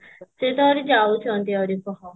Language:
Odia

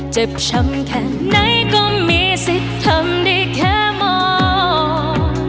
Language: Thai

